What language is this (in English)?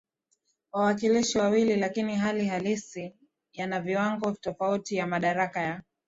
Swahili